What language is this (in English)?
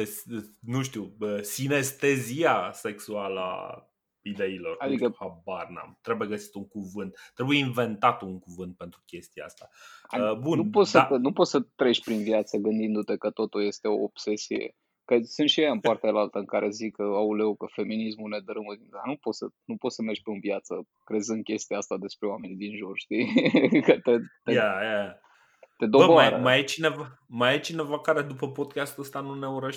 Romanian